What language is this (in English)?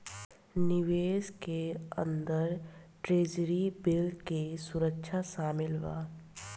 Bhojpuri